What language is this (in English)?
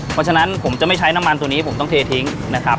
Thai